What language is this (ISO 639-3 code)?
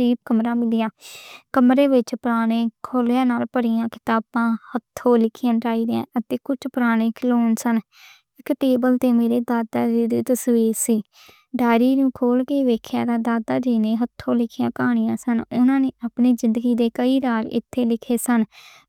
lah